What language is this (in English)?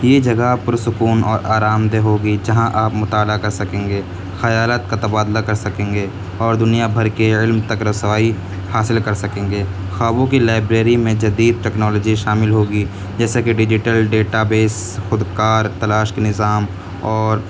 Urdu